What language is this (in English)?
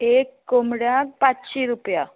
Konkani